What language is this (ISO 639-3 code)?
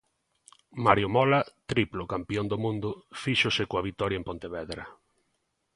glg